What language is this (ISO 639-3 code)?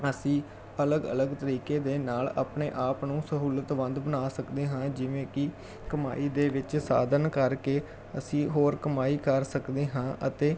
pan